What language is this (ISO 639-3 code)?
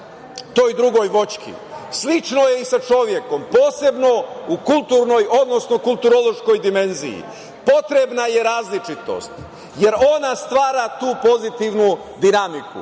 srp